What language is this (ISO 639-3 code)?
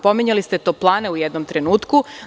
srp